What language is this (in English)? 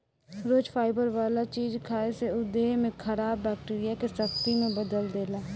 Bhojpuri